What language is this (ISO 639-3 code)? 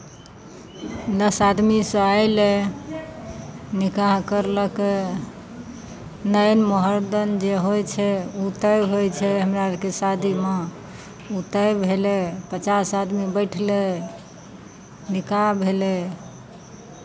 mai